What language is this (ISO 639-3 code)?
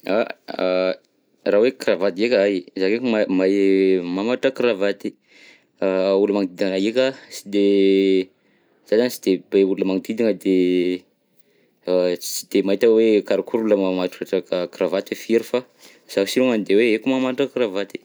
bzc